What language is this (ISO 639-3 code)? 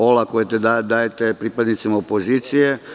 srp